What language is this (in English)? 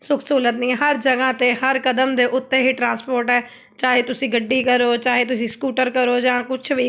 Punjabi